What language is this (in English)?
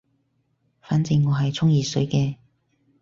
Cantonese